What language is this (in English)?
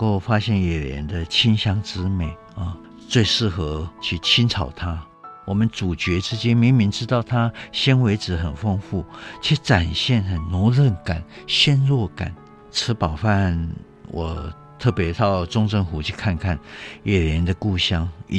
Chinese